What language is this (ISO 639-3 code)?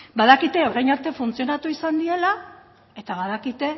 eus